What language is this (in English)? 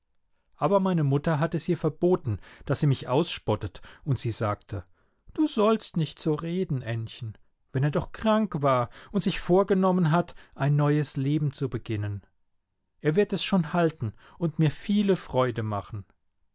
German